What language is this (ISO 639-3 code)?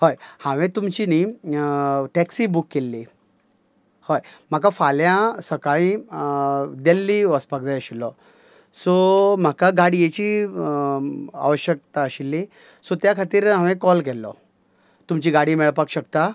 kok